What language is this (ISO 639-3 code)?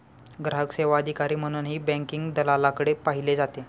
mar